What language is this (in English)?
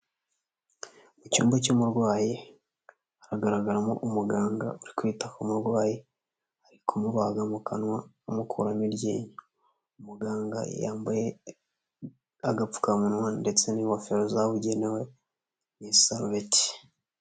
Kinyarwanda